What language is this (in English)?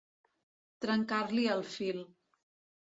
Catalan